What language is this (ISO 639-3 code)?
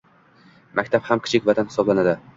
uzb